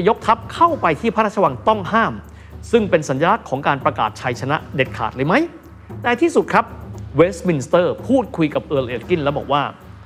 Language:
Thai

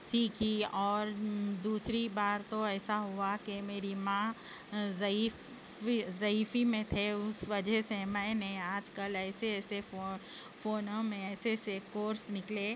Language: Urdu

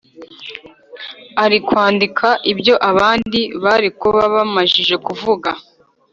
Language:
Kinyarwanda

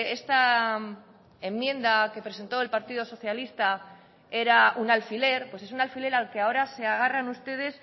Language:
Spanish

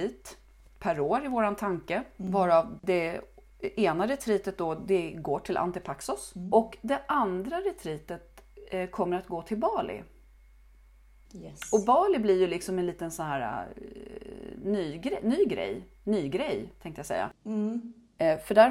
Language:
Swedish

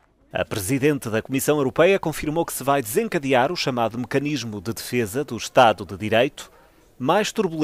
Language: Portuguese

